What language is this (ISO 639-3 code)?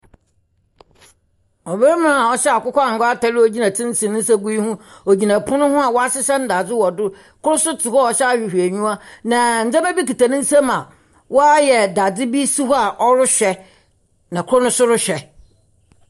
aka